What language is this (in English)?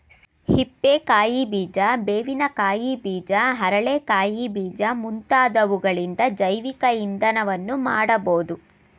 Kannada